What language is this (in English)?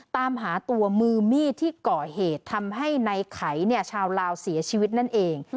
Thai